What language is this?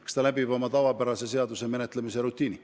Estonian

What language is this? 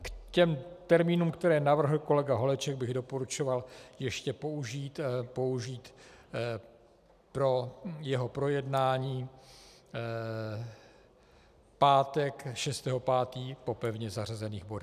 Czech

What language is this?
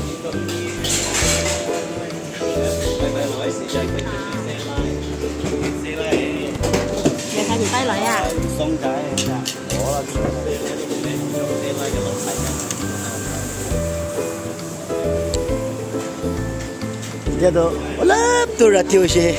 Korean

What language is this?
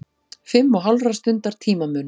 Icelandic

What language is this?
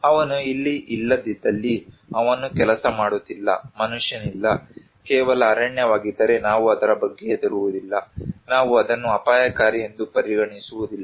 Kannada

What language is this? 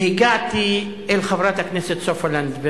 Hebrew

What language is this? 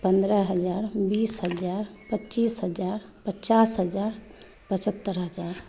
Maithili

